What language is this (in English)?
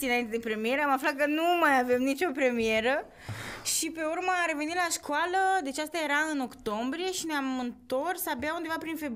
Romanian